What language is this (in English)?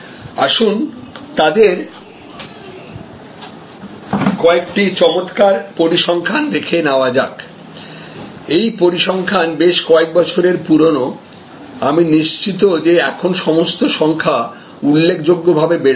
Bangla